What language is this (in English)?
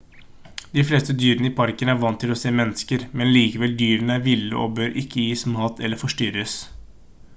Norwegian Bokmål